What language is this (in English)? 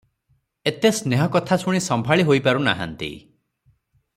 Odia